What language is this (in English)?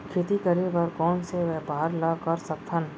Chhattisgarhi